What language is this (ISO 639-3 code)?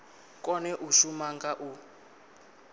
ven